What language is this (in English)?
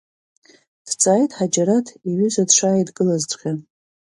Abkhazian